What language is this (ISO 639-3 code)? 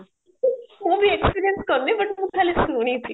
ori